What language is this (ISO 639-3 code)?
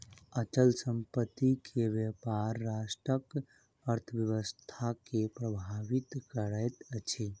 mai